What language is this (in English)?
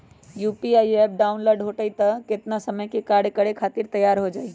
Magahi